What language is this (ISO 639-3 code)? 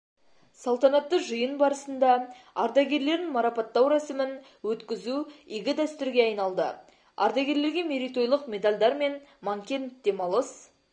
kaz